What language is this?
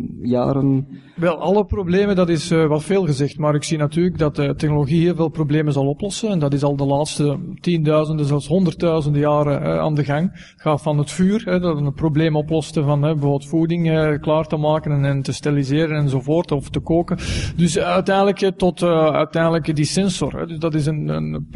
Dutch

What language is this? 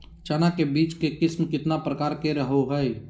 Magahi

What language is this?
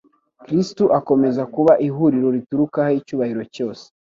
Kinyarwanda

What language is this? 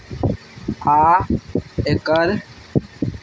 Maithili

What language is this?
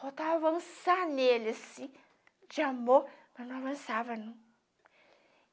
Portuguese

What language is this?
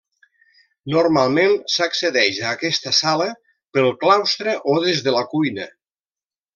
Catalan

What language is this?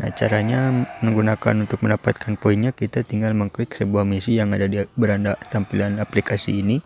Indonesian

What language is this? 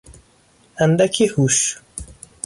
Persian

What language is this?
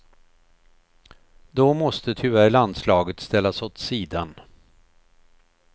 Swedish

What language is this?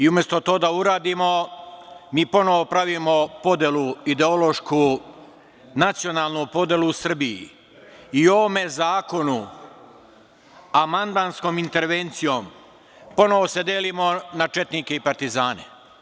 Serbian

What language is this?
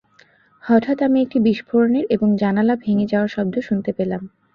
Bangla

